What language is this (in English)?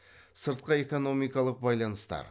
Kazakh